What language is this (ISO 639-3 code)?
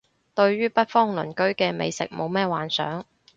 yue